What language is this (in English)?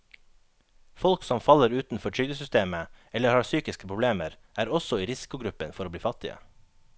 Norwegian